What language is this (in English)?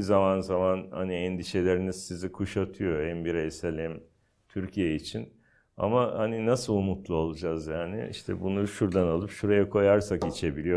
Turkish